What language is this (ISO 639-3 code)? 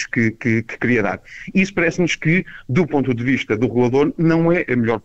por